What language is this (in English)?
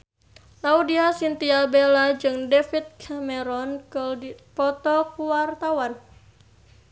Sundanese